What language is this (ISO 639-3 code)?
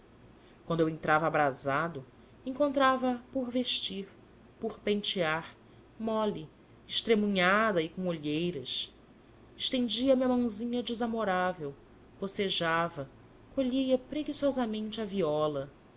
por